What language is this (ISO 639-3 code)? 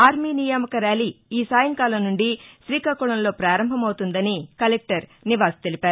tel